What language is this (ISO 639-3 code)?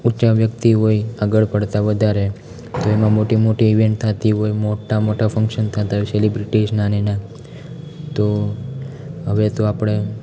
guj